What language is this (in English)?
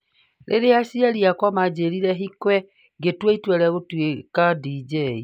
Kikuyu